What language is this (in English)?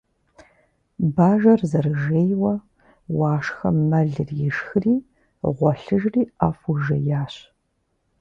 Kabardian